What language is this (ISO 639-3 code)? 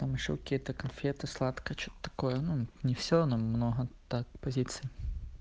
rus